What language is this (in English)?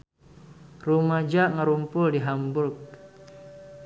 Sundanese